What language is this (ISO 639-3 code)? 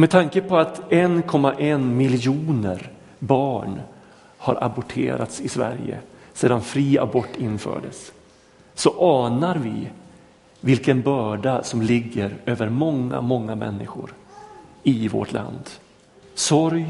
swe